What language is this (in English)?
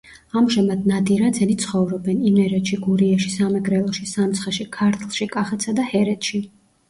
Georgian